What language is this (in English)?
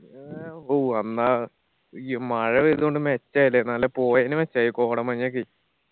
Malayalam